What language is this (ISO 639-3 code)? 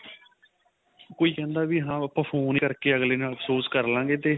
pan